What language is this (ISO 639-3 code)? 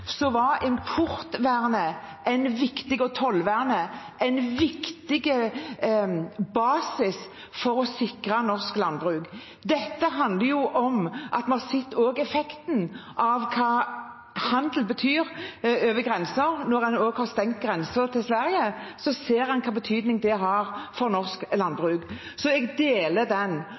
nob